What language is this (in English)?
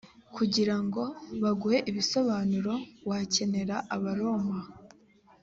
Kinyarwanda